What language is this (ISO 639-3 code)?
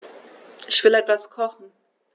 deu